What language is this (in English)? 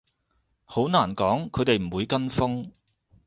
Cantonese